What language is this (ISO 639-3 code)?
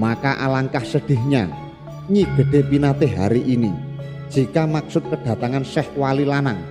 ind